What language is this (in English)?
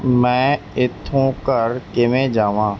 Punjabi